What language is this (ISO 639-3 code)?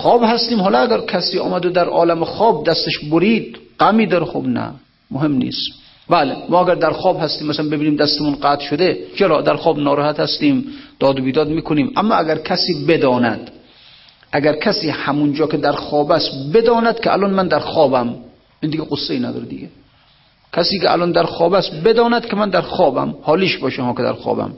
fas